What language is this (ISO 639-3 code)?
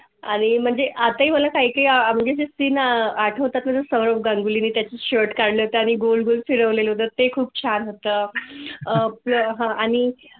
mar